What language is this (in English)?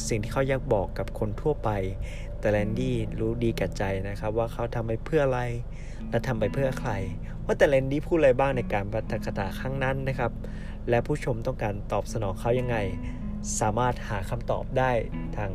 Thai